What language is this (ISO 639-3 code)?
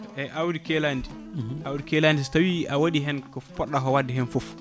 ful